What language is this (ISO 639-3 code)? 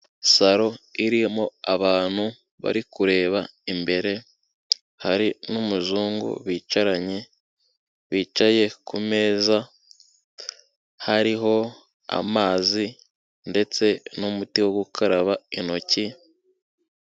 kin